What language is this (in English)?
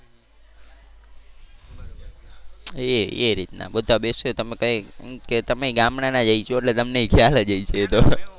Gujarati